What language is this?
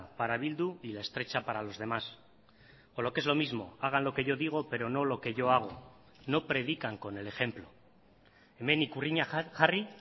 Spanish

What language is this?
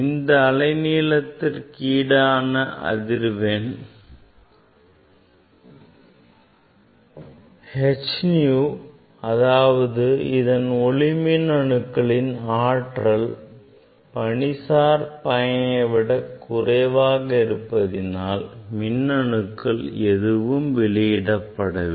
Tamil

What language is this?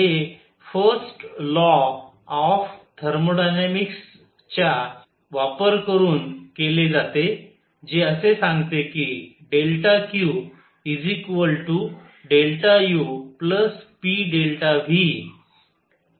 Marathi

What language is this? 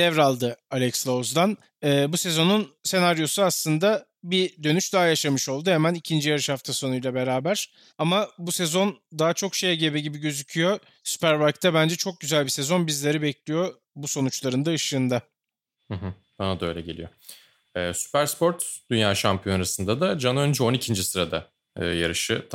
Turkish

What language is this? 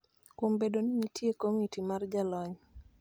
Luo (Kenya and Tanzania)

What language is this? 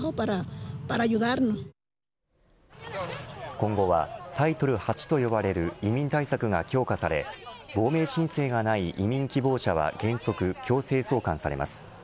Japanese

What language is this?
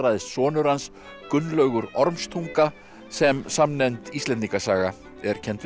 Icelandic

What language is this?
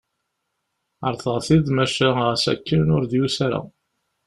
Kabyle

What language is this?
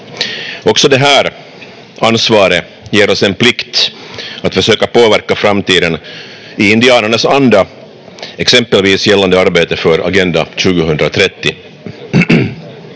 Finnish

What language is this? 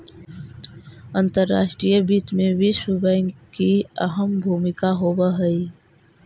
Magahi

